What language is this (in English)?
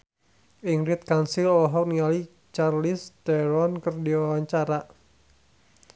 Sundanese